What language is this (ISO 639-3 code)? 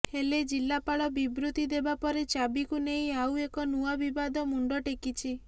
ori